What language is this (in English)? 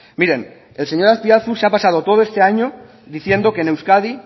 Spanish